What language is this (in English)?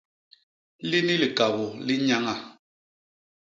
Basaa